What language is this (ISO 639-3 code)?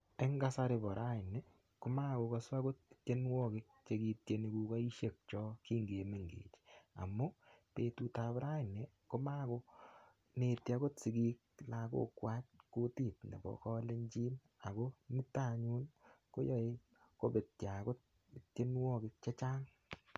kln